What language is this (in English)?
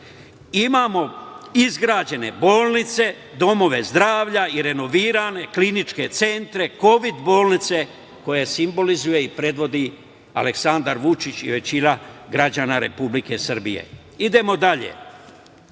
Serbian